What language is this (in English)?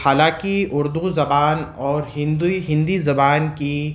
Urdu